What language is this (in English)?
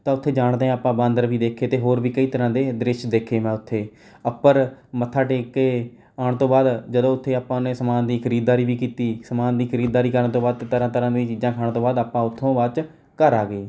Punjabi